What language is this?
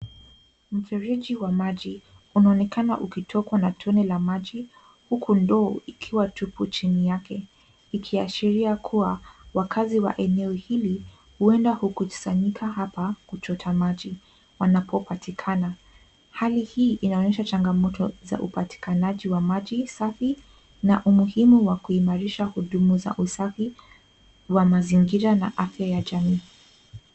Swahili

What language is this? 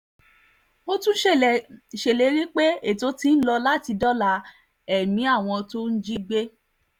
Yoruba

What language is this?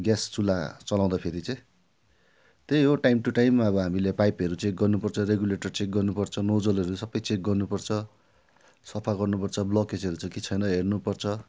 Nepali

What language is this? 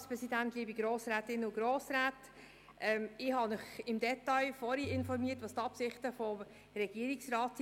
Swiss German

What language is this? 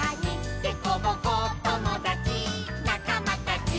Japanese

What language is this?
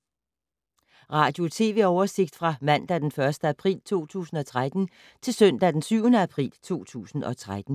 Danish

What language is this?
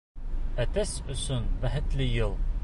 Bashkir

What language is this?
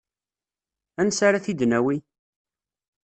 Kabyle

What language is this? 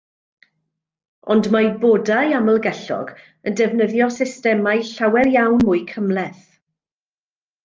Welsh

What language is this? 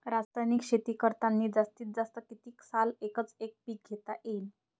Marathi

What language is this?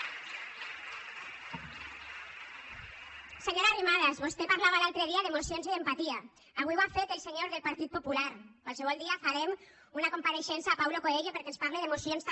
Catalan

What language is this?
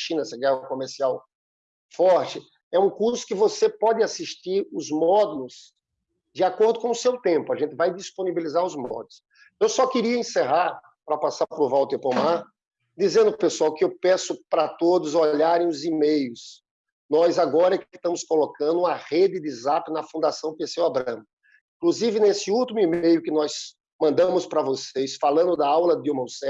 Portuguese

